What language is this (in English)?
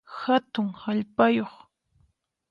Puno Quechua